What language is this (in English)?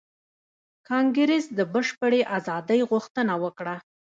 Pashto